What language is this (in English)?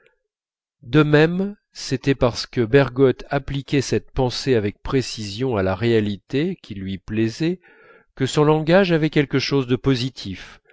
French